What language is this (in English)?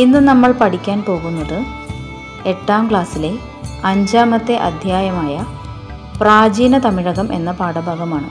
Malayalam